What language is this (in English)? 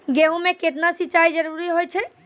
Maithili